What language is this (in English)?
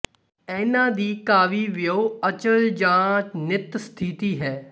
Punjabi